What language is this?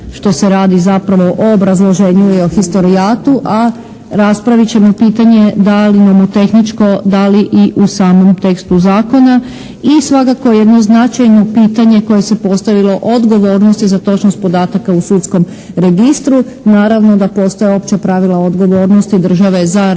Croatian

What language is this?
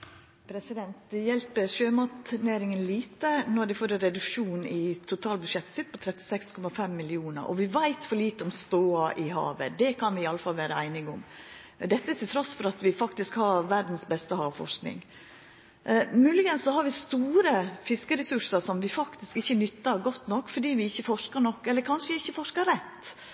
Norwegian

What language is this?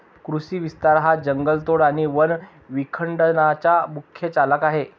Marathi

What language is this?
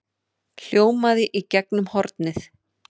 Icelandic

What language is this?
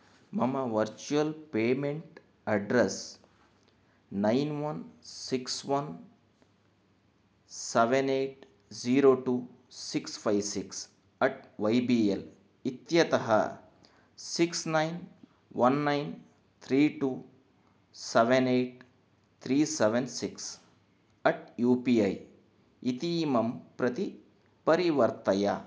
Sanskrit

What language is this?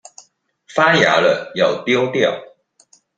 Chinese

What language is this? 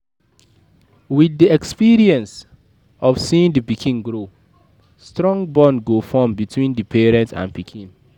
Nigerian Pidgin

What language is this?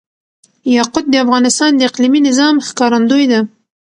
Pashto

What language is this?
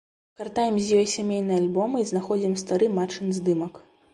Belarusian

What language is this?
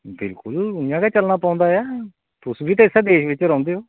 Dogri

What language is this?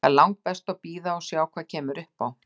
Icelandic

